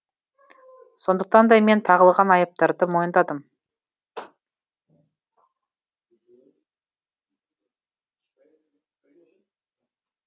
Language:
Kazakh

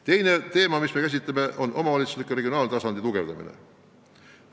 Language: Estonian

